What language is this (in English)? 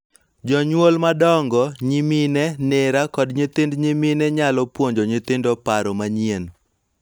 Luo (Kenya and Tanzania)